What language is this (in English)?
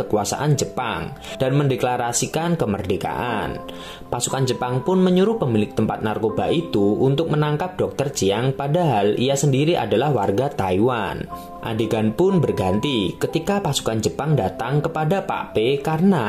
Indonesian